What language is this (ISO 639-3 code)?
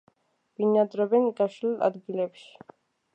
kat